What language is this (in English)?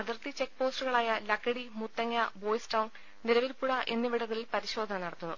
Malayalam